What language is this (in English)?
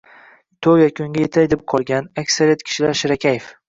Uzbek